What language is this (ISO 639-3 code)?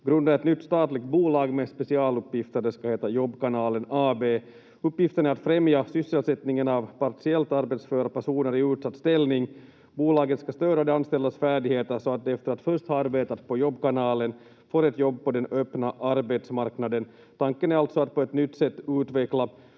fin